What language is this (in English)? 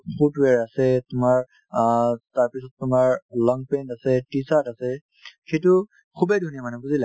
Assamese